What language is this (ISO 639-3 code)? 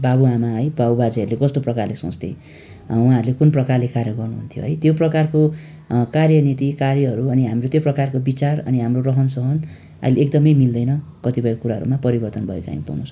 nep